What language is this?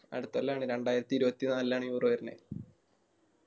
Malayalam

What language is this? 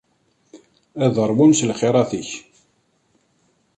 Kabyle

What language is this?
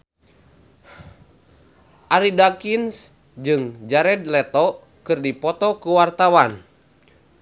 Sundanese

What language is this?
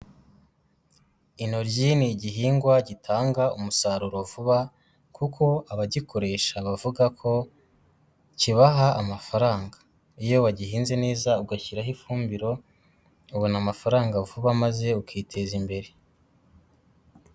Kinyarwanda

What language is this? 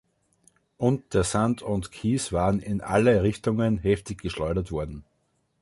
German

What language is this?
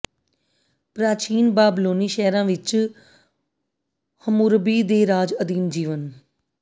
Punjabi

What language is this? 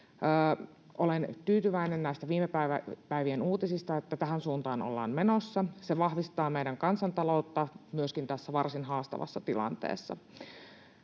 Finnish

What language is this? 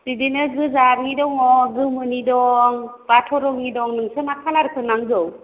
Bodo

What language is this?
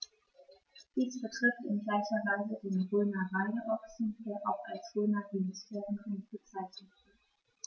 German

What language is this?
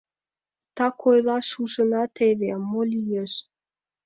Mari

